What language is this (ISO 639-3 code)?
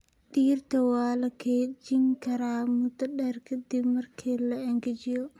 som